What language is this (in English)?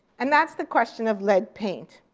English